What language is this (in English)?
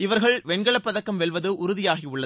Tamil